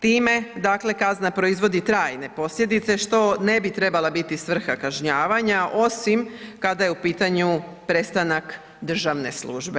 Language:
Croatian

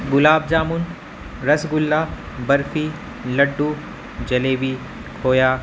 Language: Urdu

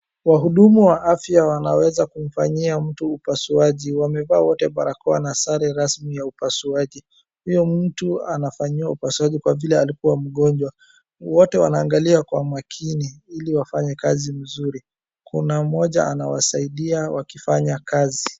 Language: Swahili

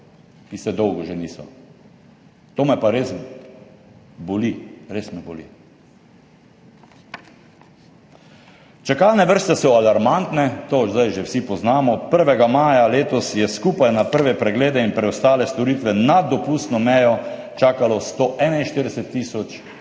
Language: Slovenian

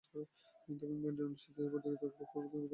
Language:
Bangla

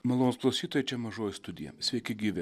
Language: Lithuanian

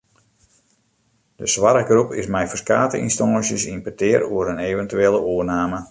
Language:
Western Frisian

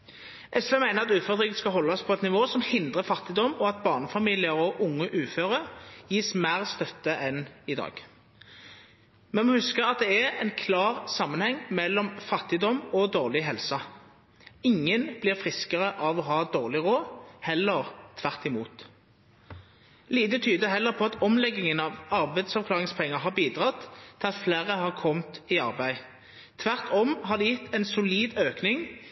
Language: Norwegian Nynorsk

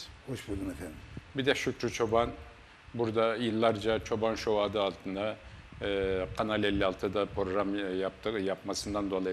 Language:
Turkish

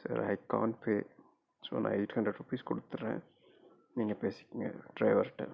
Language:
Tamil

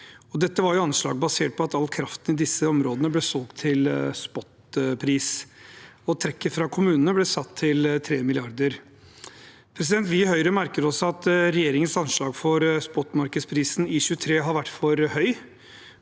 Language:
Norwegian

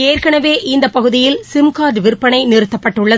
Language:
Tamil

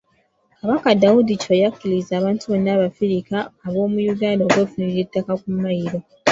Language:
Ganda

